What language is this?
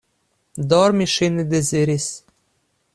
Esperanto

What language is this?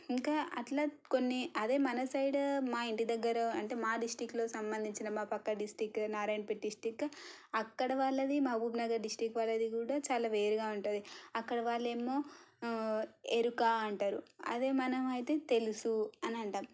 Telugu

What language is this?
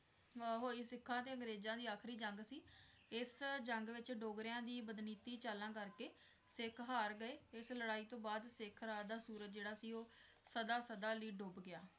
Punjabi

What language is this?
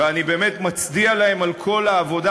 Hebrew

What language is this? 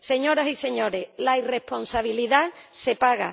Spanish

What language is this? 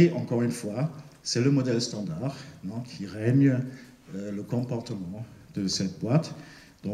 French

